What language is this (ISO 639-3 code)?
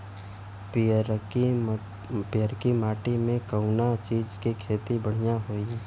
bho